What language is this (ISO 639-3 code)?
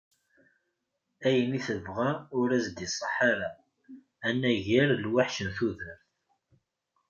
kab